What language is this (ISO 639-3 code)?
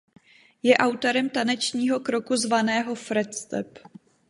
ces